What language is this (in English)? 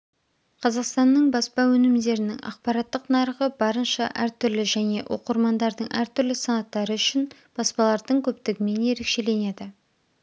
Kazakh